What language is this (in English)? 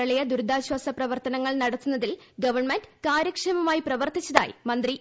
Malayalam